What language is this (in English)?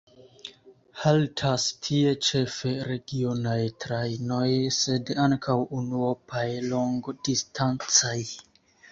Esperanto